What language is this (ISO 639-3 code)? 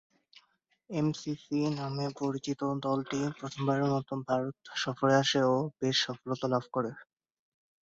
ben